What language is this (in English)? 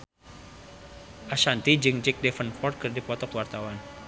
Sundanese